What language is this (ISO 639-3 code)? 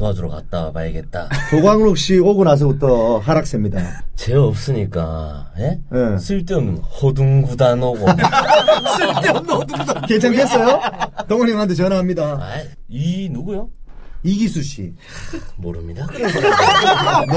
kor